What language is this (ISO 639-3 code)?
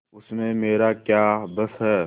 hin